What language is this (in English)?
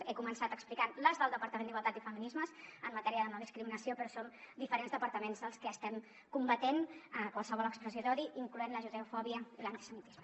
Catalan